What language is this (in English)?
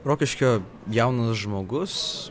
Lithuanian